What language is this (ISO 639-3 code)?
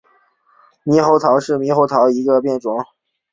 zho